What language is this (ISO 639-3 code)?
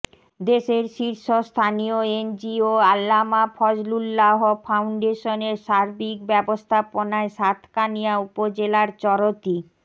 ben